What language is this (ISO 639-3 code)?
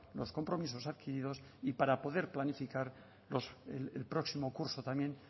spa